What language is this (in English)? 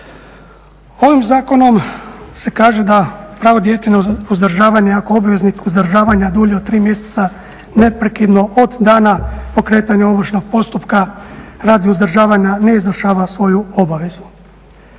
Croatian